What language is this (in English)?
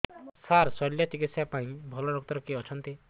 Odia